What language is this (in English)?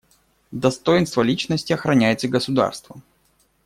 Russian